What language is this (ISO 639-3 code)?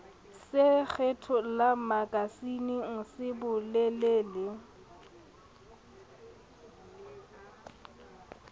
sot